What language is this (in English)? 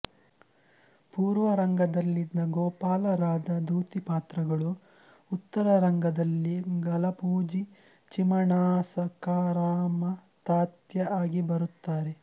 Kannada